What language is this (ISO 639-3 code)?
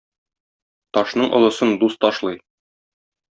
tat